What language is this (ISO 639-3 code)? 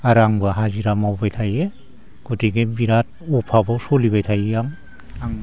brx